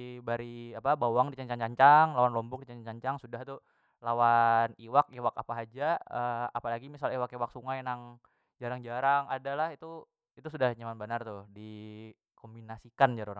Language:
Banjar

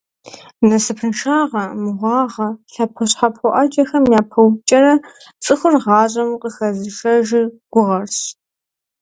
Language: Kabardian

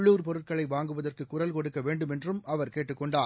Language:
Tamil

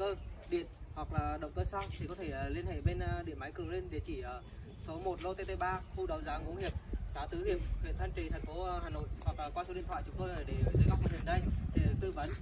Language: Vietnamese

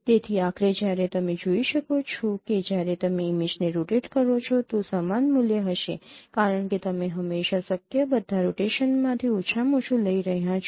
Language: Gujarati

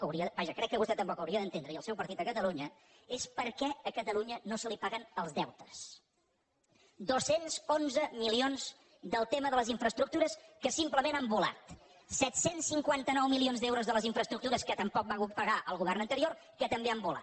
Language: Catalan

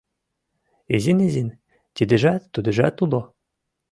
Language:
Mari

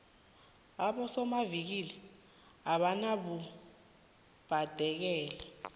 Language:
South Ndebele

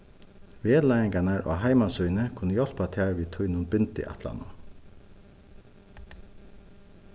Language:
Faroese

